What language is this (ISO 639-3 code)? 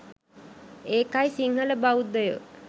sin